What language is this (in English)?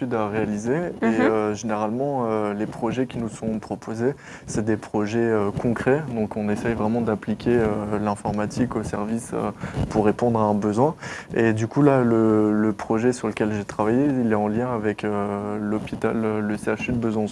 French